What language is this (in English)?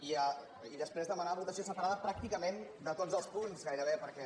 Catalan